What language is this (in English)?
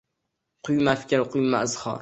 Uzbek